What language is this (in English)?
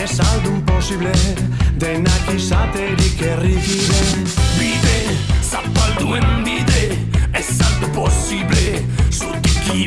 Italian